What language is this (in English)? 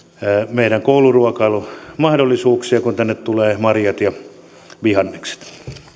Finnish